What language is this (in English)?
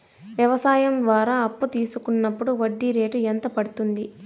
Telugu